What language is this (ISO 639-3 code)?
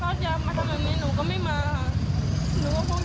tha